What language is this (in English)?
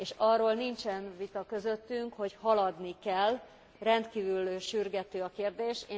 Hungarian